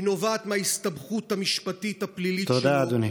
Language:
Hebrew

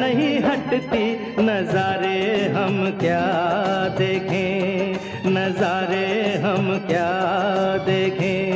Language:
Hindi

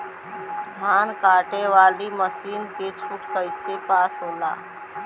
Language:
Bhojpuri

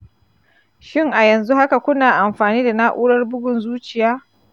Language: Hausa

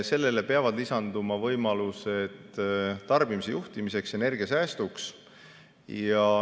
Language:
Estonian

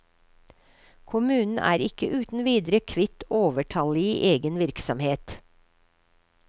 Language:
Norwegian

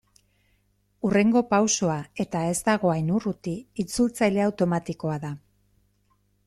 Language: Basque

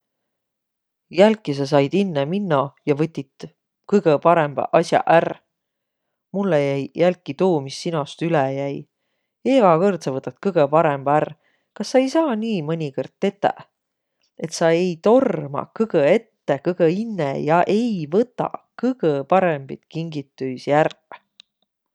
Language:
Võro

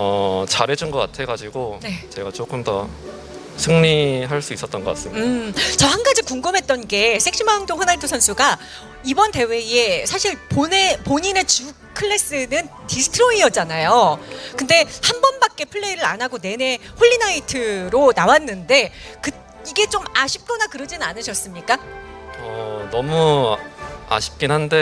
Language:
Korean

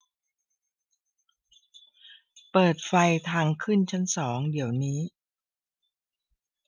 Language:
Thai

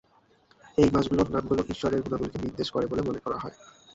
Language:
Bangla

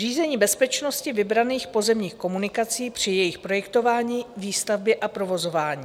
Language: Czech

